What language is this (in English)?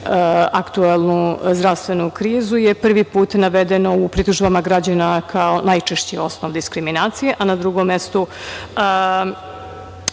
Serbian